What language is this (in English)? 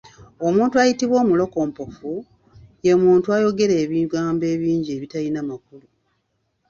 Ganda